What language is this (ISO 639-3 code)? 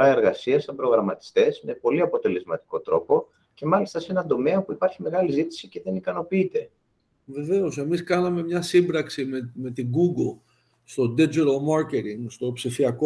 ell